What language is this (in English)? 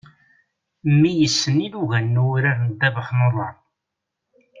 Kabyle